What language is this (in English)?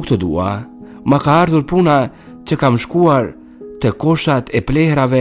Romanian